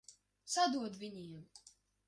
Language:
Latvian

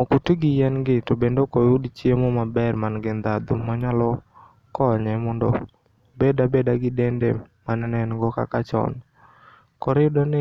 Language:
Luo (Kenya and Tanzania)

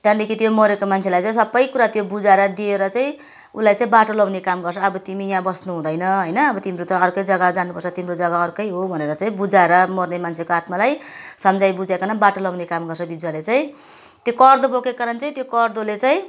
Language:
Nepali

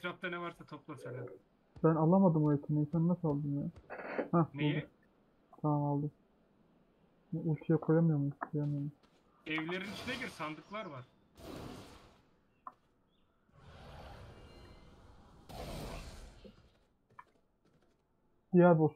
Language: Turkish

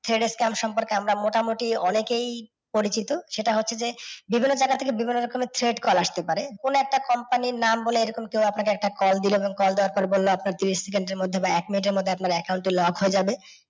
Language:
Bangla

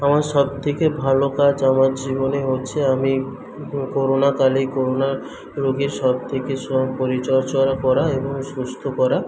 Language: Bangla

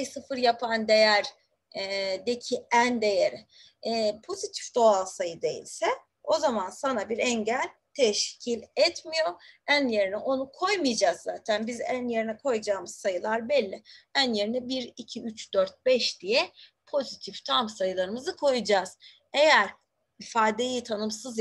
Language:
Turkish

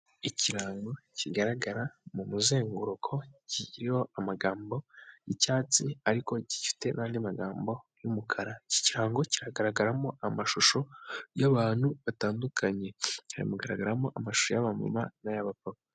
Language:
Kinyarwanda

